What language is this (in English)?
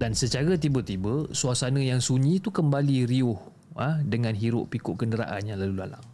Malay